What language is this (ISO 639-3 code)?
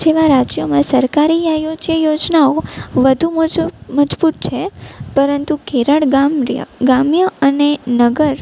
guj